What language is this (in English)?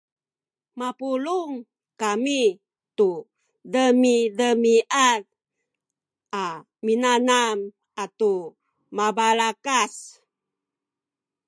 Sakizaya